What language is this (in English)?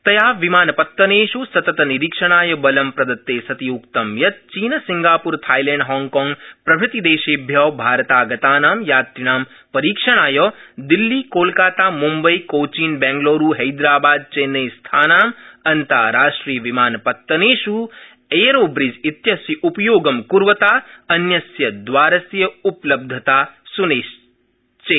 Sanskrit